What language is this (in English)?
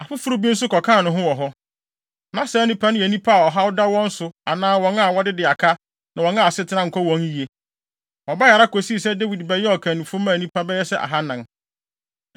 Akan